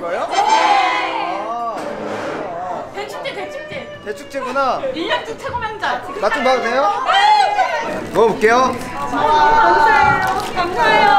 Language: Korean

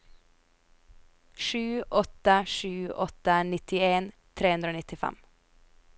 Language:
Norwegian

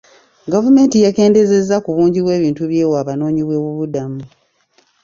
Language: Ganda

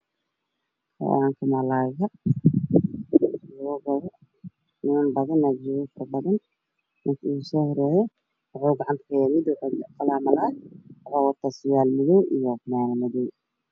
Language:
Somali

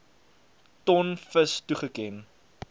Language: Afrikaans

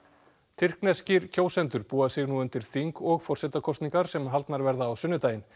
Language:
Icelandic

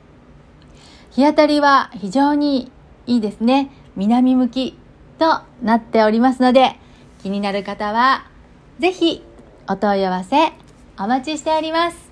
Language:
Japanese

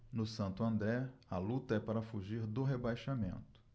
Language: Portuguese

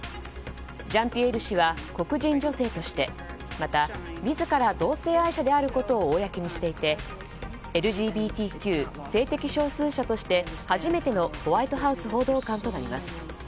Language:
Japanese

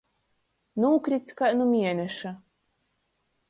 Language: Latgalian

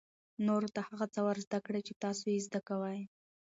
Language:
Pashto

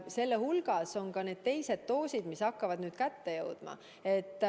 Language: Estonian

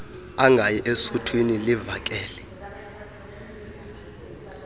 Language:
Xhosa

